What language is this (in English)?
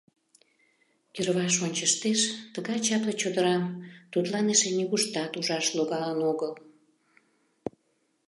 Mari